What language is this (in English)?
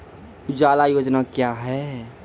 Maithili